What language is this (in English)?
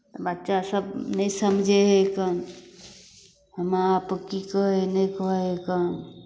Maithili